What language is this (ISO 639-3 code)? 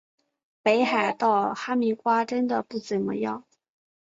zho